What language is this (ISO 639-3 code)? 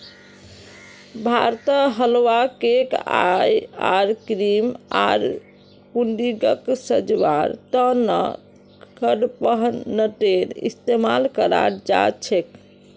mag